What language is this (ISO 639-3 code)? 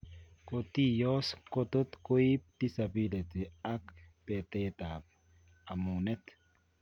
kln